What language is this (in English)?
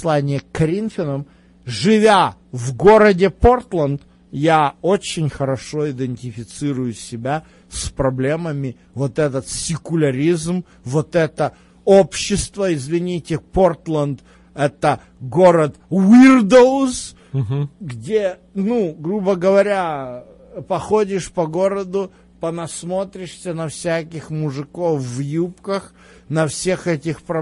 Russian